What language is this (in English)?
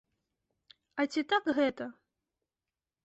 Belarusian